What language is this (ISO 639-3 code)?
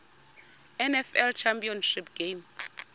xho